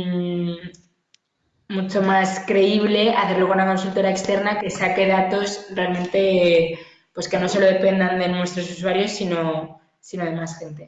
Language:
Spanish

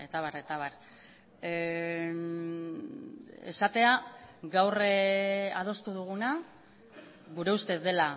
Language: Basque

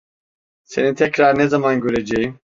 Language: Turkish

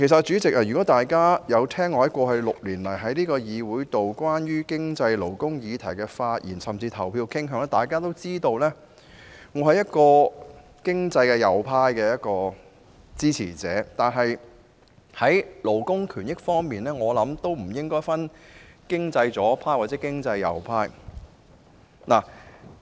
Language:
Cantonese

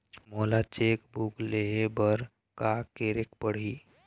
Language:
Chhattisgarhi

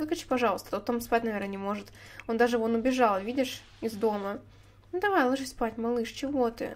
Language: Russian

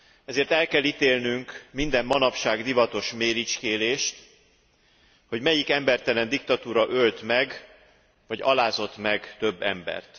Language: Hungarian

